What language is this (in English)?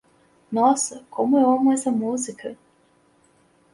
Portuguese